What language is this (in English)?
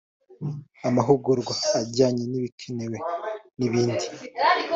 Kinyarwanda